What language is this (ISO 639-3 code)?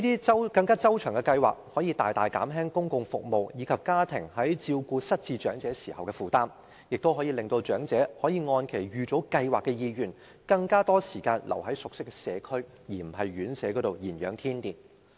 yue